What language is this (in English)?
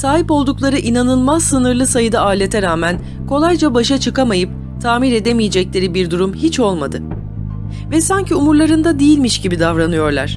Turkish